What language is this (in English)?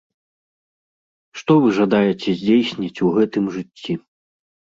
Belarusian